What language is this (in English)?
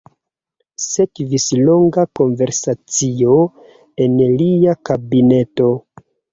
Esperanto